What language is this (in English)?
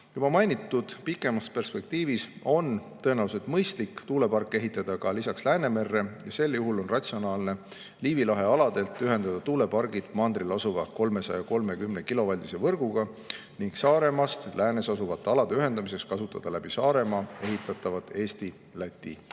Estonian